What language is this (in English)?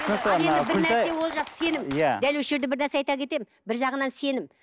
Kazakh